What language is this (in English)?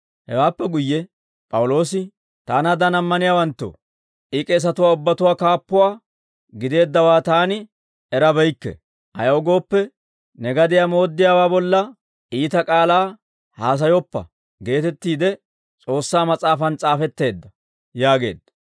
Dawro